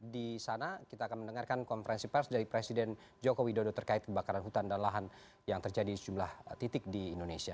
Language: Indonesian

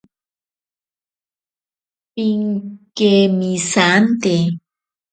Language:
Ashéninka Perené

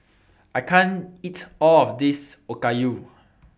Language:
English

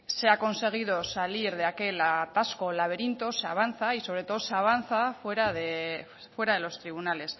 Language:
Spanish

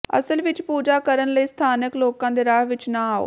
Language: Punjabi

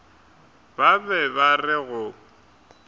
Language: Northern Sotho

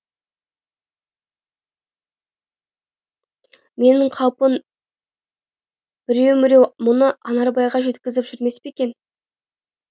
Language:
Kazakh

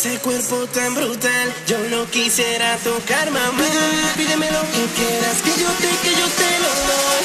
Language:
Polish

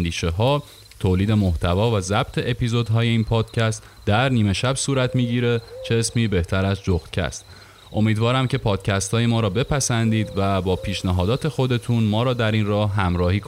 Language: Persian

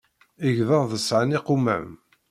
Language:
Kabyle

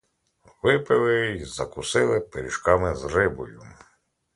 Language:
Ukrainian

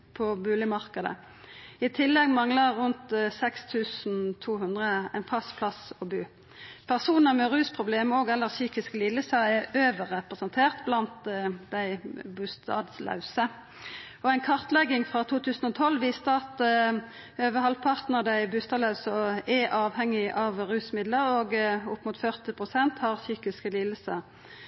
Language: Norwegian Nynorsk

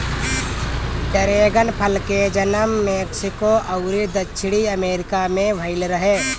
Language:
Bhojpuri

